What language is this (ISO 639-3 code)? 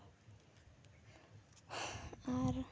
sat